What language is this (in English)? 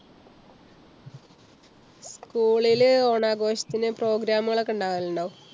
Malayalam